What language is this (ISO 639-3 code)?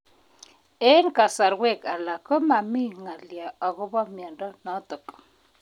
kln